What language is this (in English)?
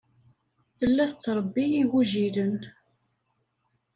Kabyle